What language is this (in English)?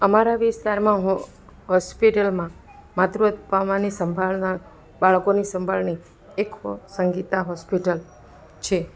Gujarati